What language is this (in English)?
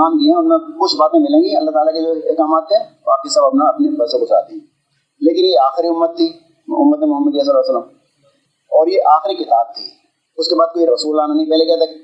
Urdu